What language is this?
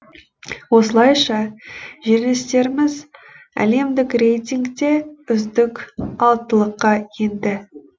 Kazakh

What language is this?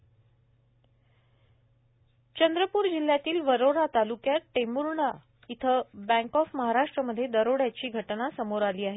Marathi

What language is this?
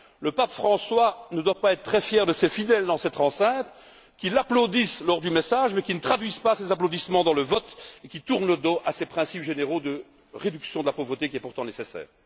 French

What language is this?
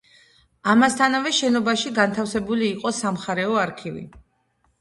Georgian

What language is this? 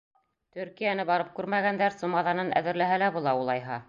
Bashkir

